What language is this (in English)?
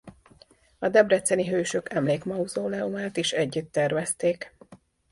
Hungarian